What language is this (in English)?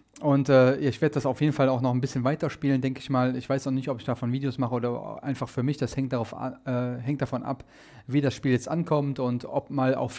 German